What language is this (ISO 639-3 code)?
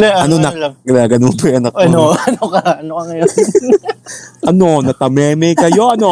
fil